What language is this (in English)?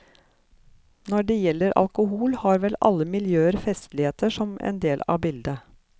Norwegian